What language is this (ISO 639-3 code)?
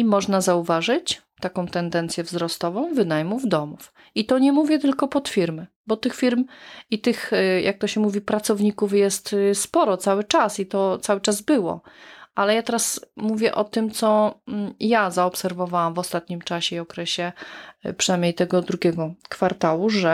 pol